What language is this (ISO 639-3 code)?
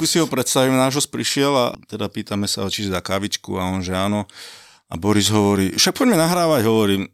slk